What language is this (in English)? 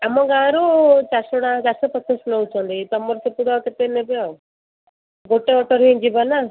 Odia